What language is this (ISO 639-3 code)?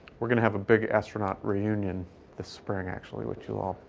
eng